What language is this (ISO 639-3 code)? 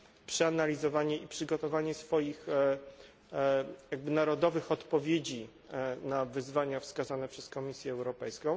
pol